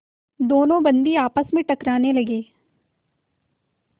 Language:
Hindi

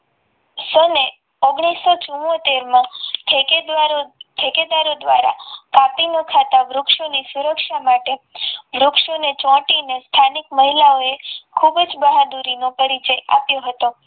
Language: Gujarati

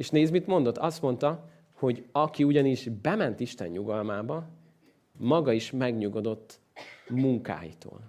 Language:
Hungarian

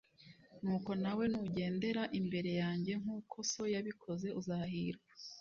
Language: Kinyarwanda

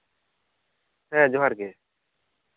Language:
Santali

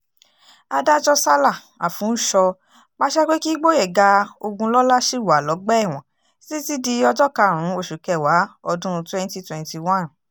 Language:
Yoruba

